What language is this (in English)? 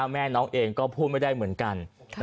Thai